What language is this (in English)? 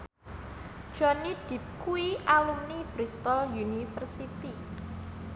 Javanese